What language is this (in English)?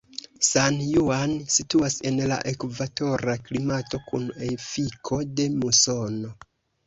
Esperanto